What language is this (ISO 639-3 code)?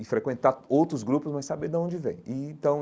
por